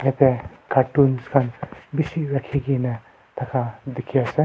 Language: Naga Pidgin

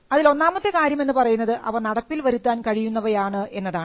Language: Malayalam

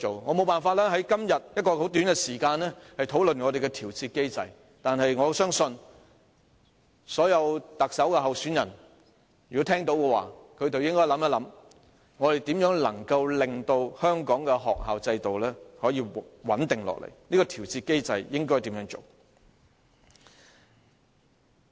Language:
Cantonese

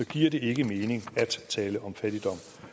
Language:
Danish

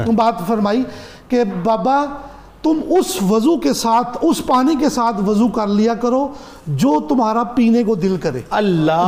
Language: Urdu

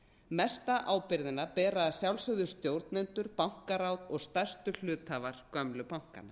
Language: Icelandic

